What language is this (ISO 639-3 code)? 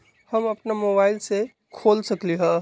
mag